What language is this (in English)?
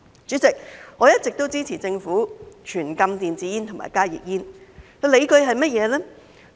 Cantonese